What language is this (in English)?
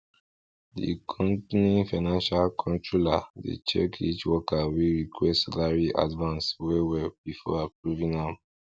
Nigerian Pidgin